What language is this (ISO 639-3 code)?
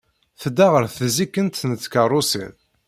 kab